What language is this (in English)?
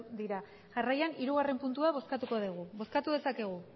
Basque